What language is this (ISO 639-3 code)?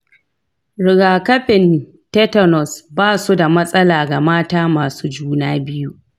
hau